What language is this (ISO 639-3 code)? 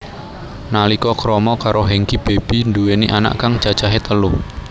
jav